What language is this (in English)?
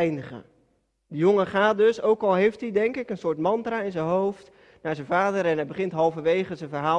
Dutch